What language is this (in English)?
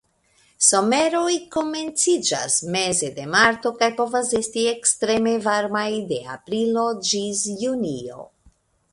Esperanto